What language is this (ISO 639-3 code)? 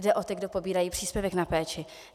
ces